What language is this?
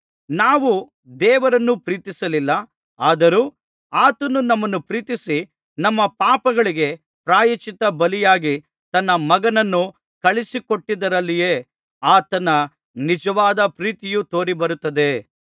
Kannada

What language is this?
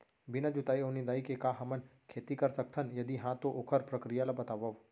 Chhattisgarhi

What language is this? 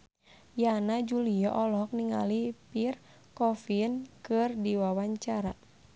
Sundanese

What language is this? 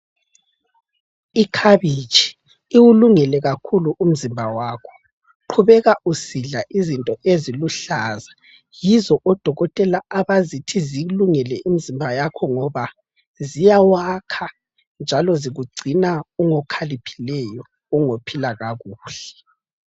North Ndebele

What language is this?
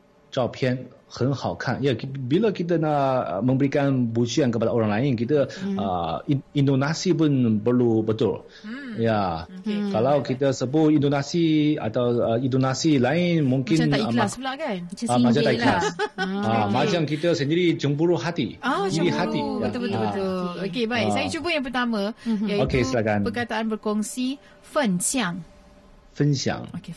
Malay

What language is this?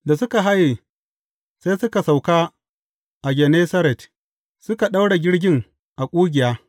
Hausa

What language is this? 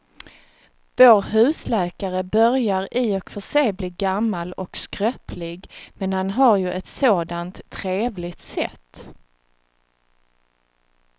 Swedish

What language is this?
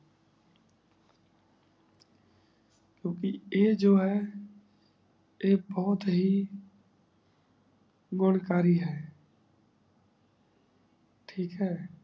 Punjabi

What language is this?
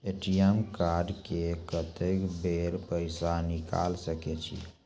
Maithili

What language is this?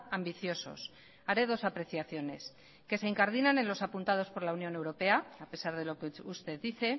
Spanish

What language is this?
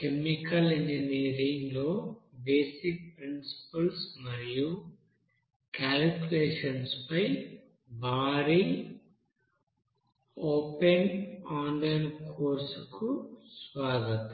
Telugu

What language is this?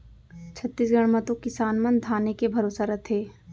Chhattisgarhi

